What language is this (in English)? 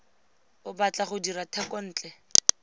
Tswana